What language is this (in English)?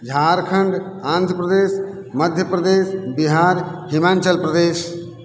Hindi